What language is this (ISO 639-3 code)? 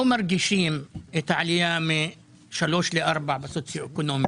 heb